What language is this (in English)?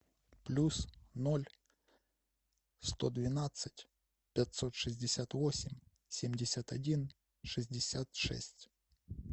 Russian